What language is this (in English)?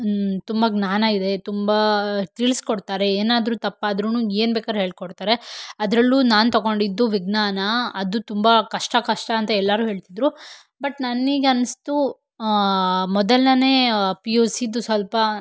Kannada